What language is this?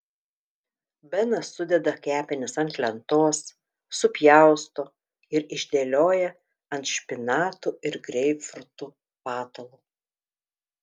Lithuanian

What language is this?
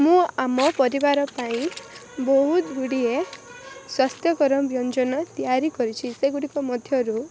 Odia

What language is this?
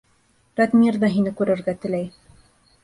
Bashkir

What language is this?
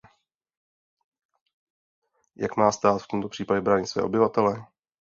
Czech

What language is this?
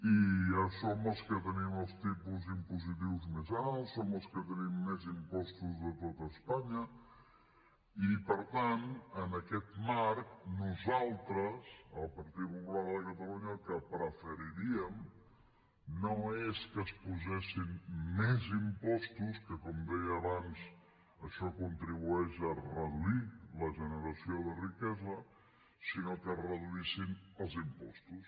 Catalan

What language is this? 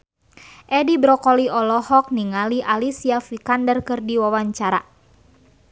Sundanese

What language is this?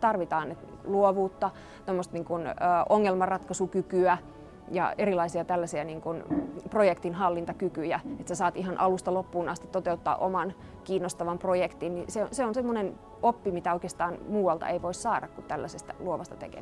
Finnish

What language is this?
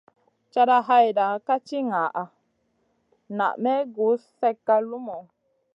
Masana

